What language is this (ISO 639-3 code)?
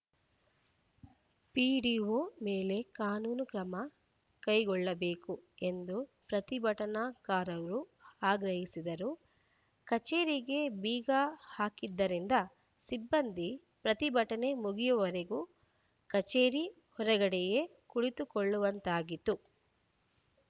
kan